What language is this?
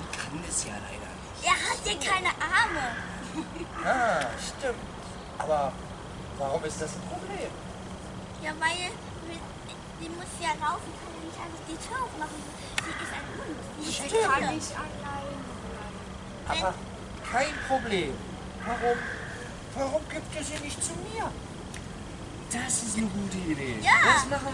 German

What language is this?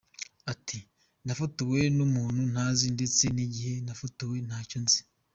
Kinyarwanda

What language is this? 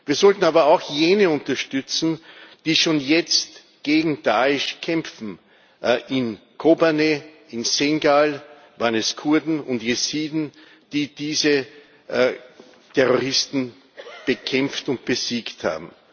German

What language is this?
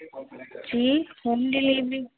Urdu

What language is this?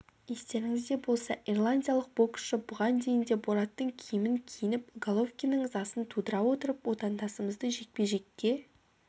Kazakh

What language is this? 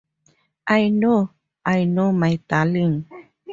English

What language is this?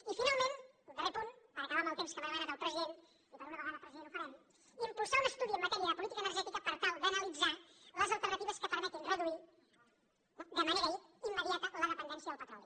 Catalan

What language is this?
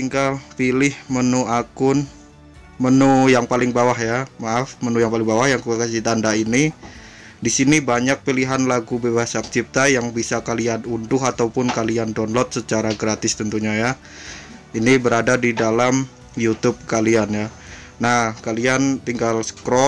Indonesian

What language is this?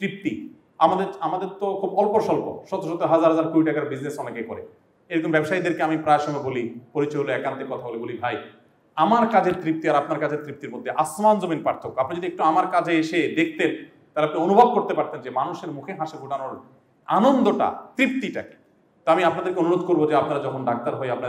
Bangla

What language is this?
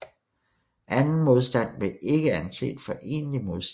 Danish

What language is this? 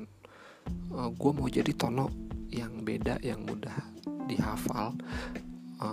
Indonesian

